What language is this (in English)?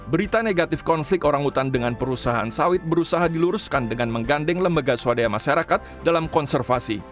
Indonesian